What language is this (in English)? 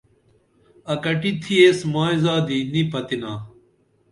Dameli